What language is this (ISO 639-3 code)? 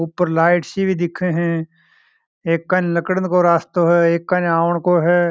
mwr